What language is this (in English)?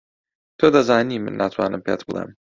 Central Kurdish